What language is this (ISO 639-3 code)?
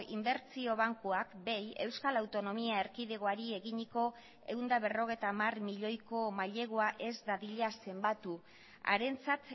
eus